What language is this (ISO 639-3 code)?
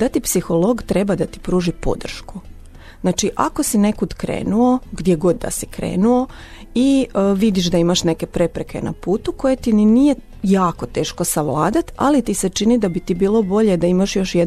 hrv